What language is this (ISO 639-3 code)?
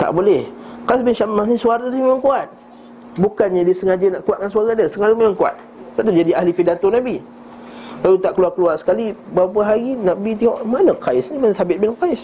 msa